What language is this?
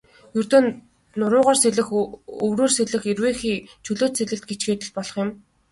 Mongolian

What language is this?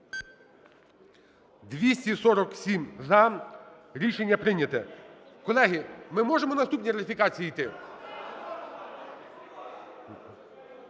Ukrainian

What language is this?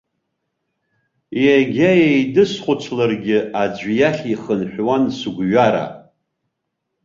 Abkhazian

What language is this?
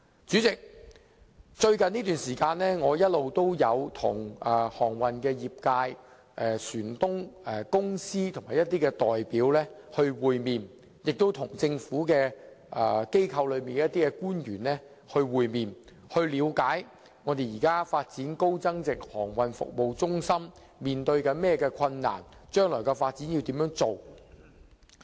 Cantonese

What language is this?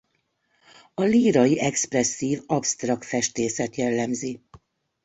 Hungarian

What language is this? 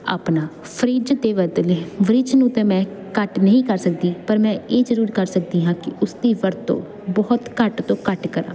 Punjabi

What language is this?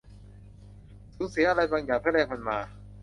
Thai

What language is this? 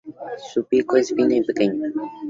Spanish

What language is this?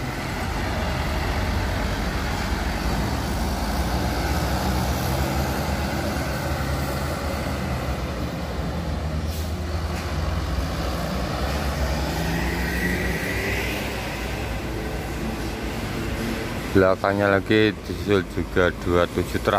Indonesian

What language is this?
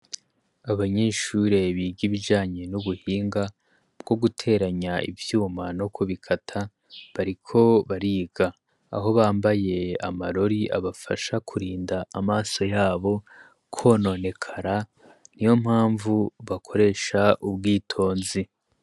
Rundi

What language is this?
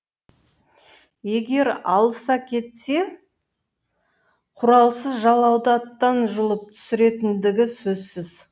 Kazakh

